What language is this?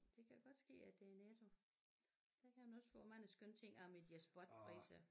Danish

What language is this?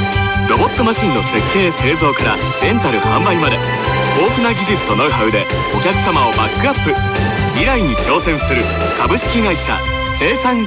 Japanese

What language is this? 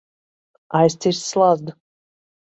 Latvian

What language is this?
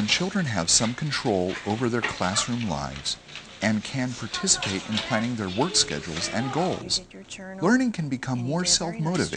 English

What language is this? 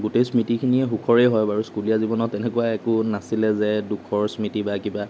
Assamese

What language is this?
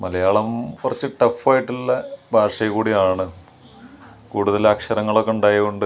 Malayalam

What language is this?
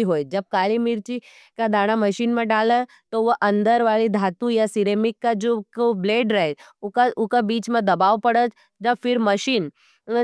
Nimadi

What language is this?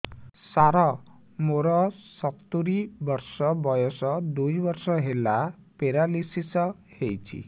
Odia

